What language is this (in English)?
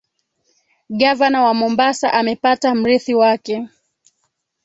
Swahili